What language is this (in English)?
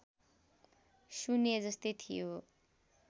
Nepali